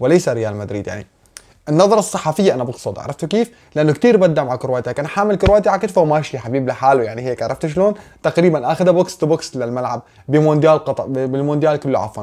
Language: Arabic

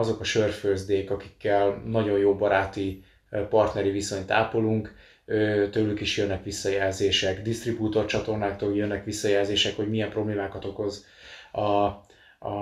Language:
Hungarian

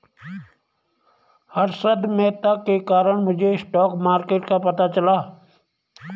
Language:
Hindi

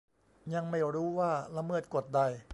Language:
Thai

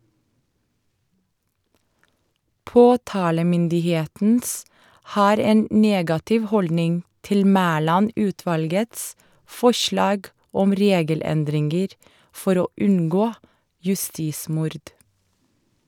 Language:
Norwegian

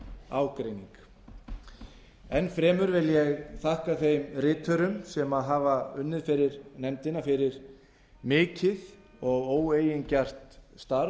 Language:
Icelandic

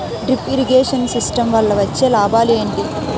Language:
Telugu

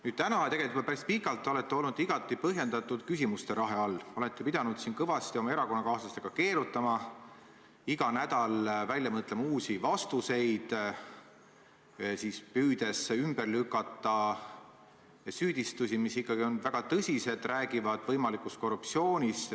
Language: Estonian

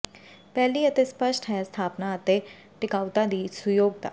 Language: Punjabi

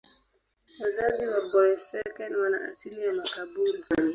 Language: Swahili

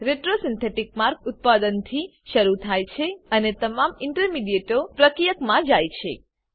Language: Gujarati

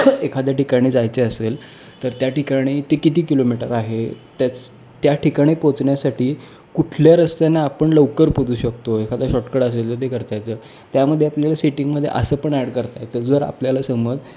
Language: Marathi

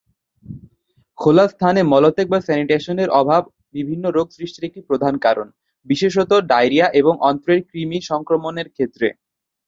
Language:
Bangla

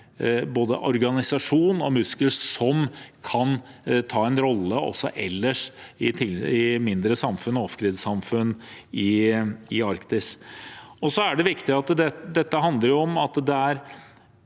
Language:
Norwegian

